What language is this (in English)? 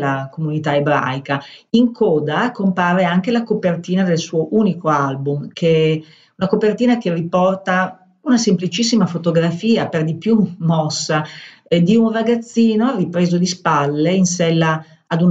Italian